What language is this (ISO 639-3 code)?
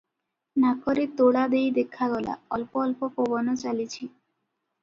ori